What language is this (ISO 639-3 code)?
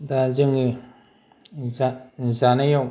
brx